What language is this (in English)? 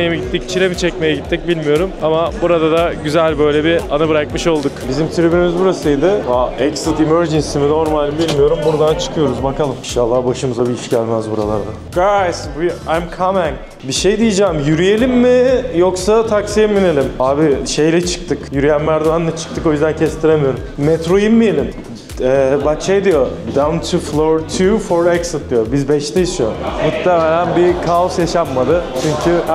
Turkish